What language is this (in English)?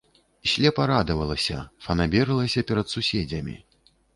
Belarusian